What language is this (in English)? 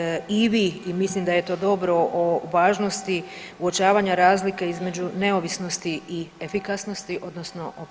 Croatian